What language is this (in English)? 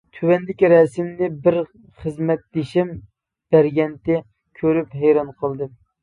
Uyghur